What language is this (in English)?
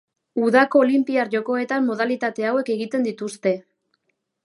Basque